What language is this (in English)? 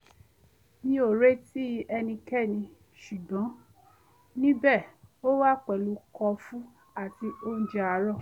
Yoruba